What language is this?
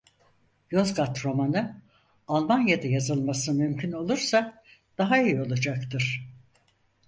Turkish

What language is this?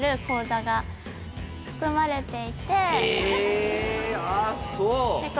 Japanese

